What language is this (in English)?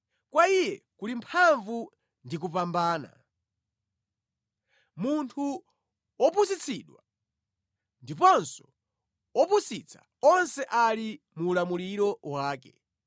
Nyanja